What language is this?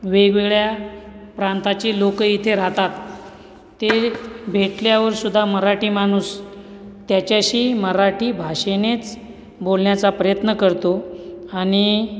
Marathi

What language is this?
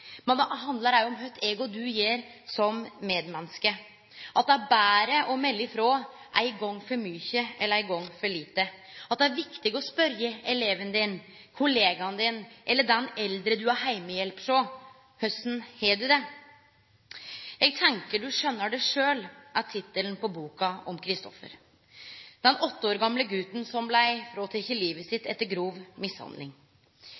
Norwegian Nynorsk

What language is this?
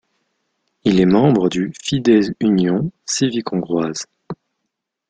French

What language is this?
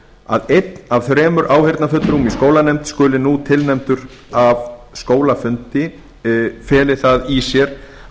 Icelandic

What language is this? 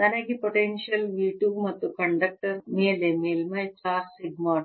Kannada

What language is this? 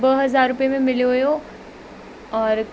Sindhi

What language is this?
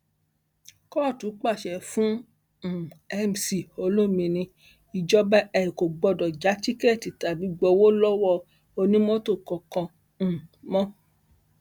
Yoruba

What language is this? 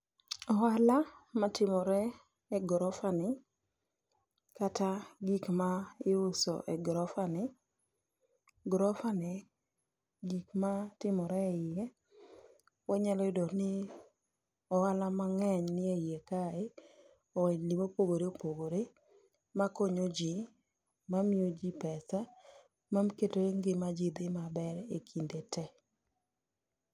Luo (Kenya and Tanzania)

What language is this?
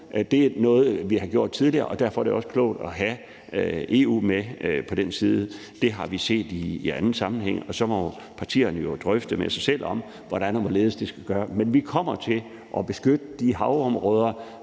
Danish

